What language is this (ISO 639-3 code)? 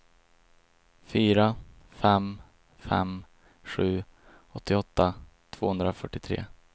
swe